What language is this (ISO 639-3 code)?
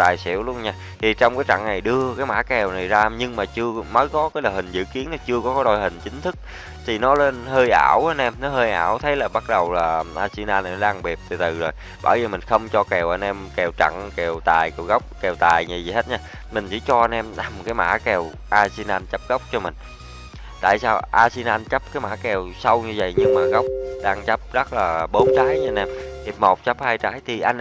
vie